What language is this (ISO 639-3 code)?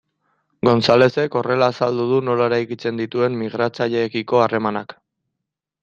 eus